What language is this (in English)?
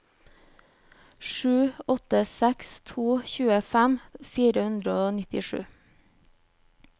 Norwegian